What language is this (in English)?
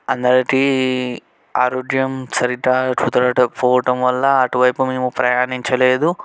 Telugu